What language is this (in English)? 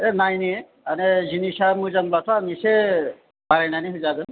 Bodo